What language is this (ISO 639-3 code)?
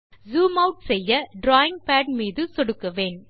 tam